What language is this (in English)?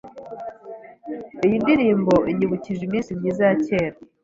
Kinyarwanda